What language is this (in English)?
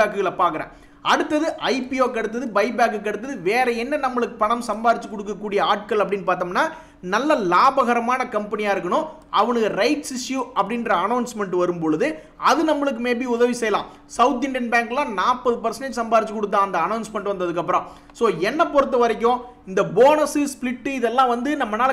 Tamil